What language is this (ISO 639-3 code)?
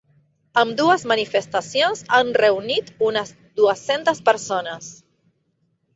cat